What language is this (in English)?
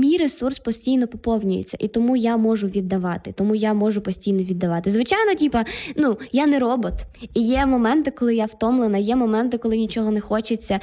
Ukrainian